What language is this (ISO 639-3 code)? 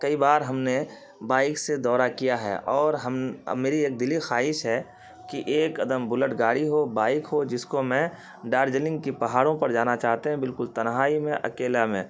urd